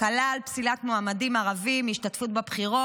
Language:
Hebrew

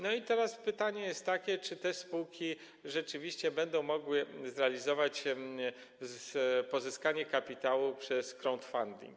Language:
Polish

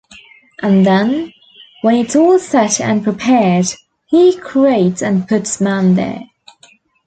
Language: English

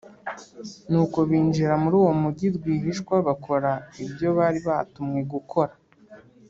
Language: Kinyarwanda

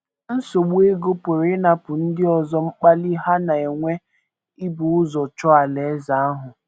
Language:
Igbo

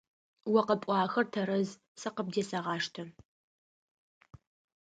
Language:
Adyghe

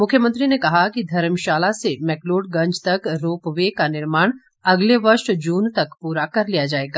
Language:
Hindi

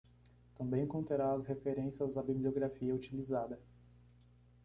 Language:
Portuguese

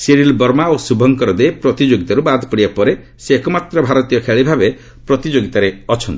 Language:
Odia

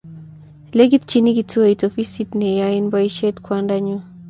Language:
Kalenjin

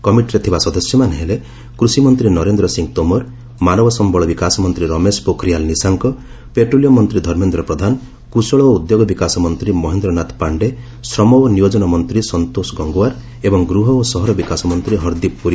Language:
Odia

